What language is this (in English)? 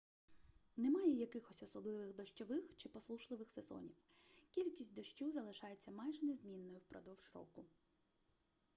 Ukrainian